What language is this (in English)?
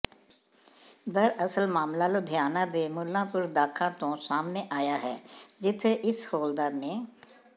Punjabi